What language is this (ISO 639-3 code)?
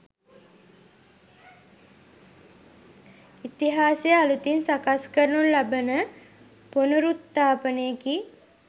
sin